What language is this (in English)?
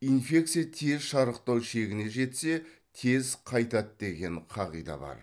Kazakh